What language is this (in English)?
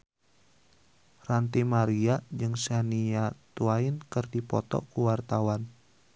Sundanese